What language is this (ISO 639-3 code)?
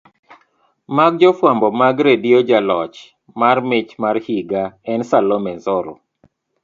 luo